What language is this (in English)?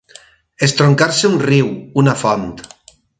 Catalan